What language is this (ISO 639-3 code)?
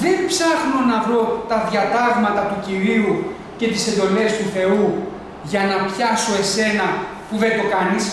ell